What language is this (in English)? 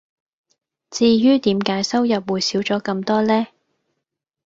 Cantonese